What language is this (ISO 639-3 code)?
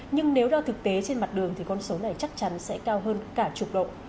vie